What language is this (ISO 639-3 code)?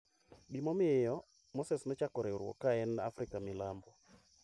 luo